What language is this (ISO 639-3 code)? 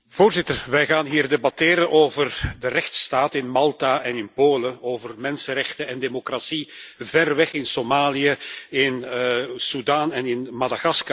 nld